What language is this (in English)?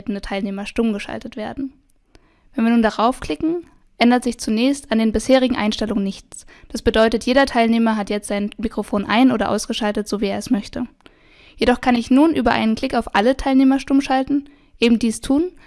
German